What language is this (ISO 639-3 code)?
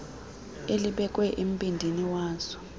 xho